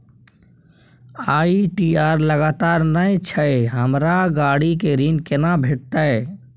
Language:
Maithili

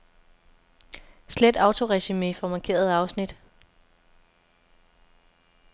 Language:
Danish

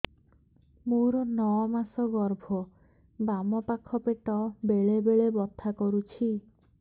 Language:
Odia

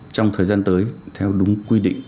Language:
Vietnamese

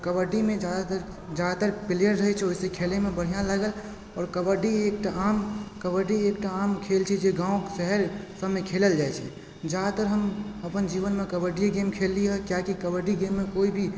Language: Maithili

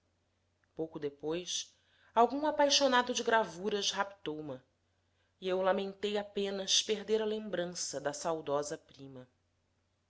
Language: Portuguese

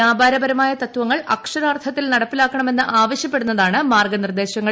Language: Malayalam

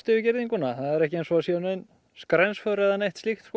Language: Icelandic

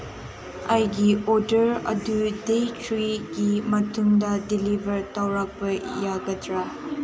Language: Manipuri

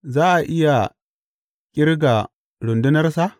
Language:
Hausa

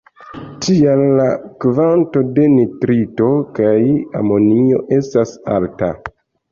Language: Esperanto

